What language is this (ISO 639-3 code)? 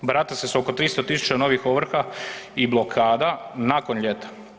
hrv